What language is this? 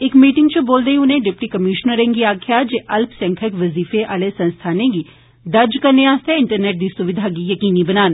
Dogri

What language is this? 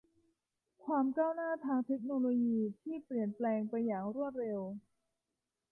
Thai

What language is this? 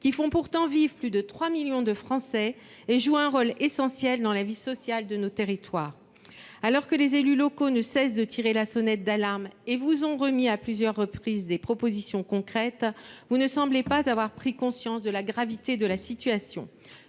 French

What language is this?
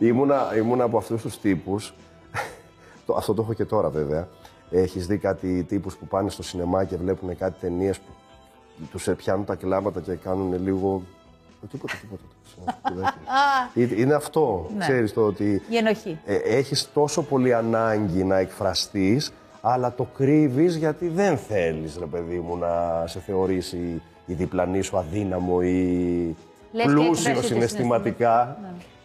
Greek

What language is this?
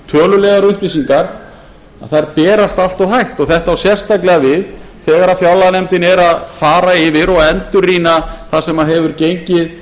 Icelandic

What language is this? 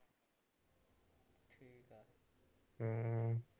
Punjabi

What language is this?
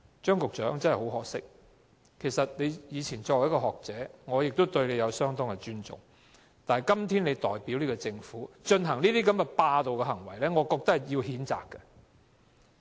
Cantonese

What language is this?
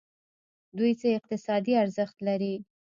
Pashto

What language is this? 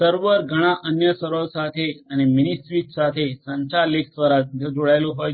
Gujarati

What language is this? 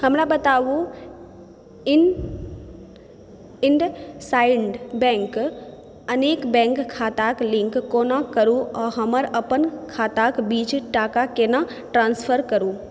Maithili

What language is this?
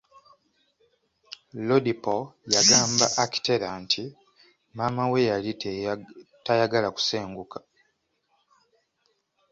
Ganda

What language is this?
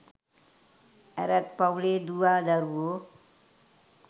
Sinhala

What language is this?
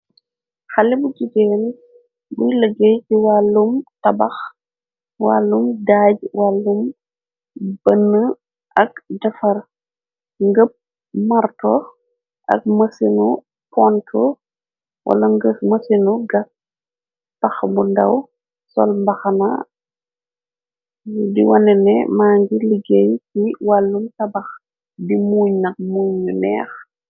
Wolof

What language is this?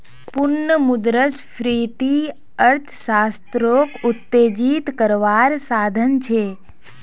Magahi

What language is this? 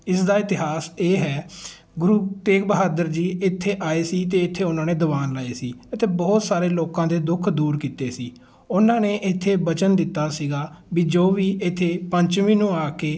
Punjabi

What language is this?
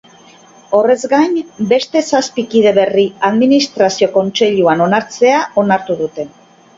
Basque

